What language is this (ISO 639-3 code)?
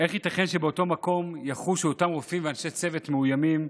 heb